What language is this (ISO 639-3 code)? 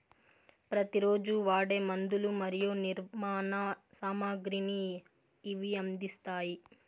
tel